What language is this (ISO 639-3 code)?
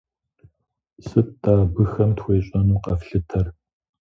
kbd